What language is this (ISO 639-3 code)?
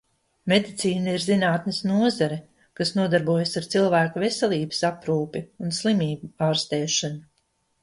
lav